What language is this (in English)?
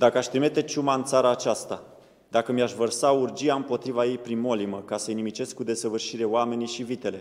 Romanian